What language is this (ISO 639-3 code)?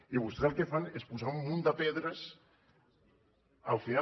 cat